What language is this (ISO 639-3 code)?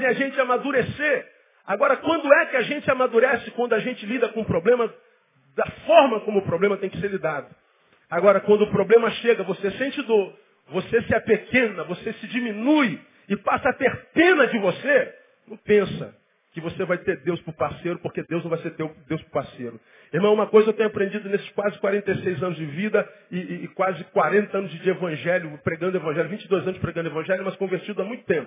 por